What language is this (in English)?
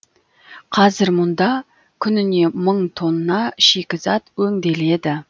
Kazakh